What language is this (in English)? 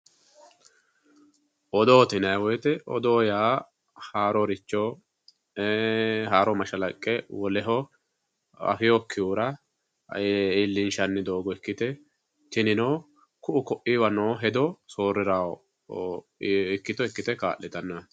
Sidamo